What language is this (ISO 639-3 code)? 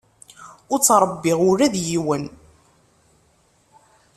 kab